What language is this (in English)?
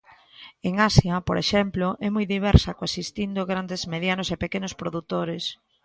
Galician